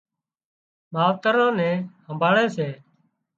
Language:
Wadiyara Koli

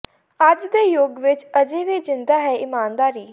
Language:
Punjabi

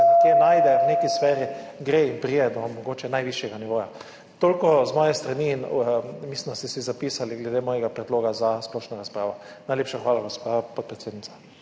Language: Slovenian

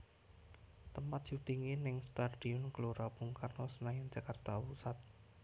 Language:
Javanese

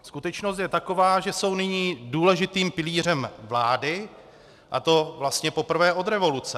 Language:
Czech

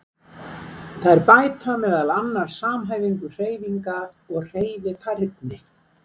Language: Icelandic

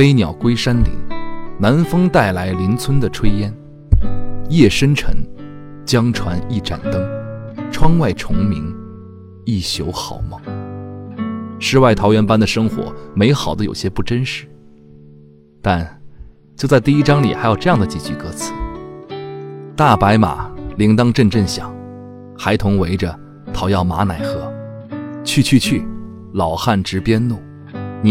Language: Chinese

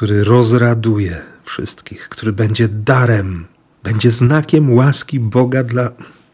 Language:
Polish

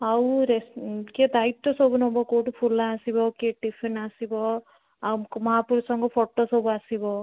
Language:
Odia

